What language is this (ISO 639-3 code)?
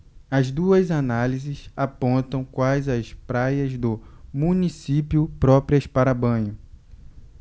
por